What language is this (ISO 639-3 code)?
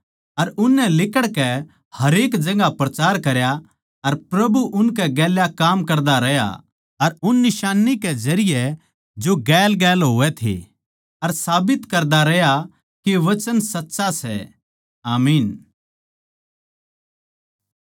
bgc